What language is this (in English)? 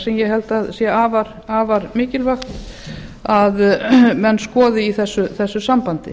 Icelandic